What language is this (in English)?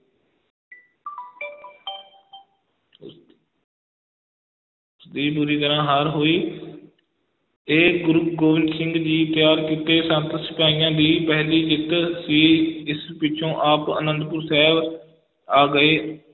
Punjabi